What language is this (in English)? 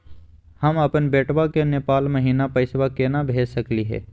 Magahi